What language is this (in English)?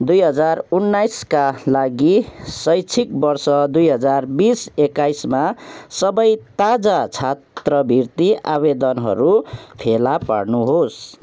Nepali